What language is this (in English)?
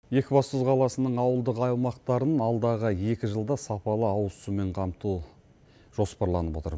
Kazakh